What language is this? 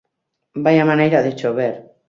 Galician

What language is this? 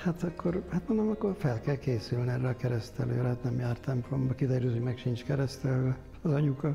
Hungarian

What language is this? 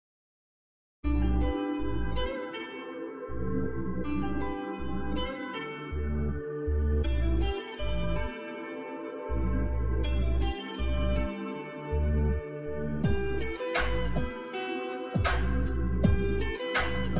English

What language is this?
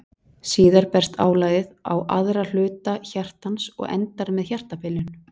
Icelandic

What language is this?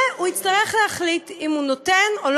Hebrew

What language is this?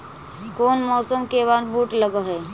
Magahi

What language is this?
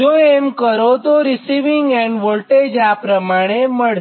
Gujarati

